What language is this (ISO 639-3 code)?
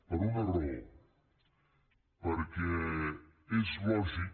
cat